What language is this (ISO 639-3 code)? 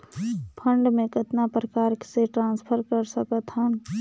hne